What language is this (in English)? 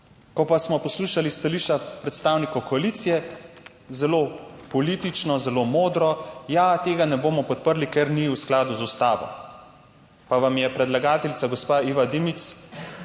Slovenian